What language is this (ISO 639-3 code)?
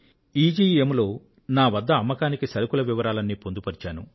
tel